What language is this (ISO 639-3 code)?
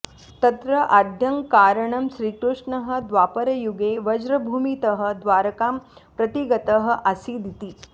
san